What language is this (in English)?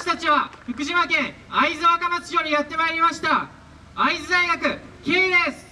Japanese